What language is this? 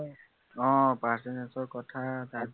Assamese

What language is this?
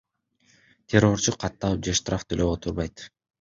Kyrgyz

